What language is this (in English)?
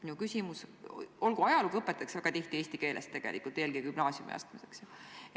Estonian